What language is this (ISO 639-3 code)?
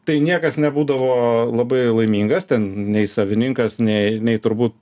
lit